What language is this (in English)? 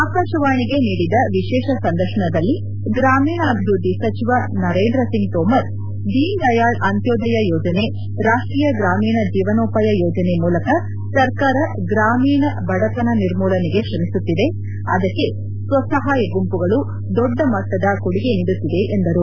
Kannada